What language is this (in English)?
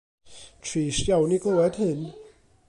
Welsh